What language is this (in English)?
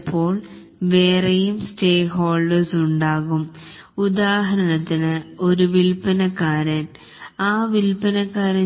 Malayalam